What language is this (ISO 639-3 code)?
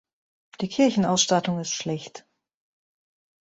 deu